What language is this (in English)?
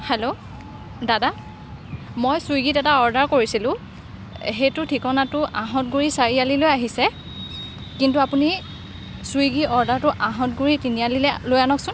Assamese